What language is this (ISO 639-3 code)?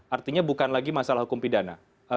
ind